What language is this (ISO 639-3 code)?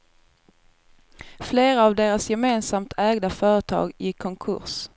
swe